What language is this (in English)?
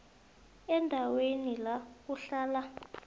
South Ndebele